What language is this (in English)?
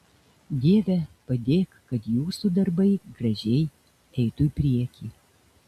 Lithuanian